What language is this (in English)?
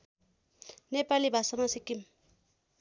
Nepali